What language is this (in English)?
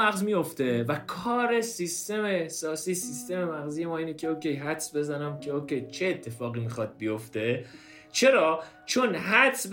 Persian